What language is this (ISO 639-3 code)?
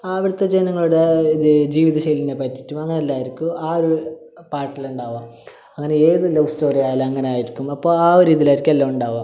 mal